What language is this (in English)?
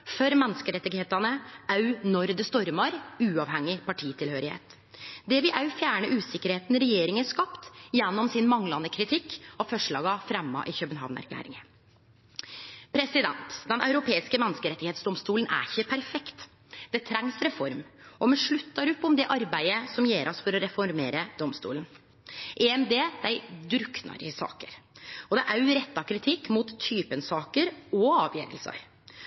Norwegian Nynorsk